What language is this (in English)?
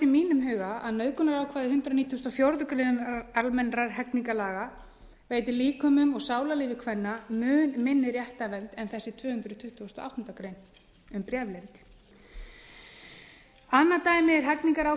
Icelandic